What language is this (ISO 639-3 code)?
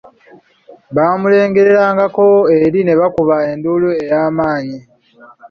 lug